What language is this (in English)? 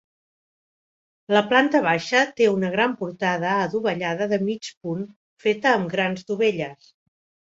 Catalan